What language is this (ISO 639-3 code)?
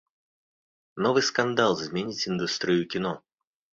bel